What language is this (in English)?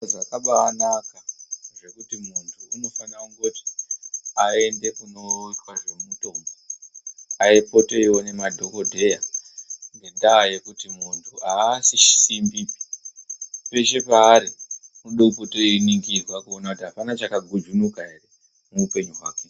Ndau